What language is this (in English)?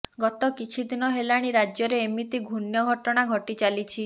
Odia